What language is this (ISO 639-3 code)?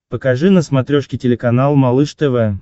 rus